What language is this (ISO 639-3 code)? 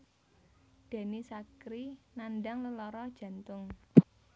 jav